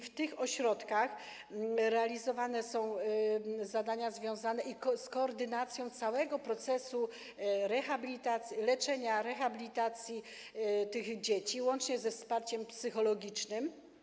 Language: Polish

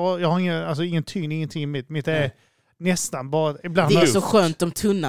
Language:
Swedish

